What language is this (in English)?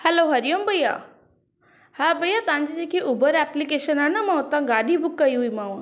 Sindhi